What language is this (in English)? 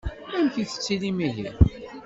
Kabyle